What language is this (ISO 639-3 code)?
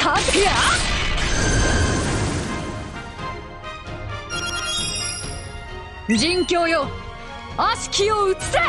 jpn